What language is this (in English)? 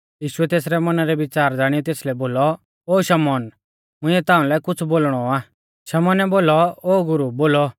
Mahasu Pahari